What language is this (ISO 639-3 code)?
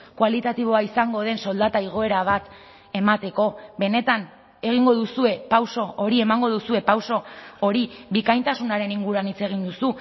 eus